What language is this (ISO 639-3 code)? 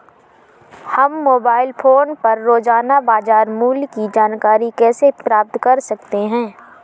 hin